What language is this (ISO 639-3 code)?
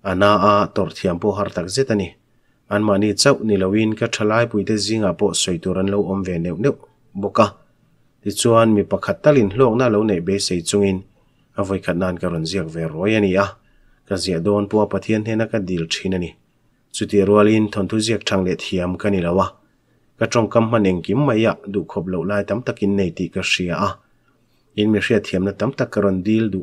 tha